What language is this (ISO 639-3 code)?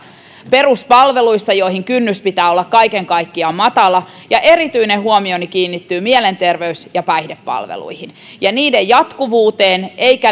fin